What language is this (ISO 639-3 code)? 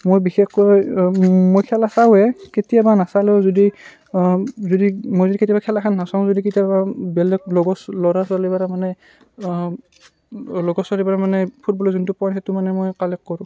asm